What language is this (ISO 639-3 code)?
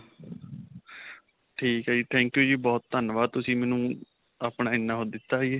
pan